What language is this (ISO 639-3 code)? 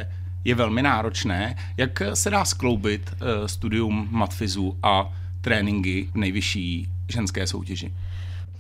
ces